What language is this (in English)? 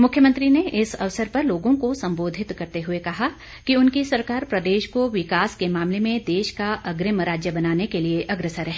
Hindi